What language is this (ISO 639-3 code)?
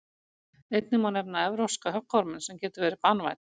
isl